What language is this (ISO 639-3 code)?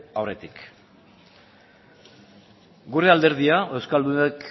eus